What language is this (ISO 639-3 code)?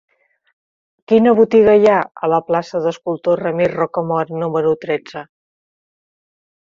cat